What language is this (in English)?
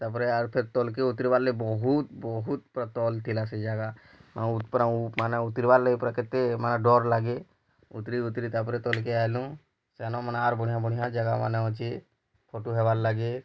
Odia